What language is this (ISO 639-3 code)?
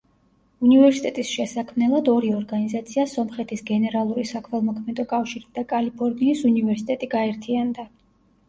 kat